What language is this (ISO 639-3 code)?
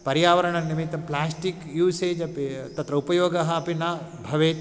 san